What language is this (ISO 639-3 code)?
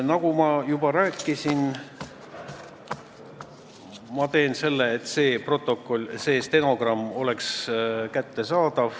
est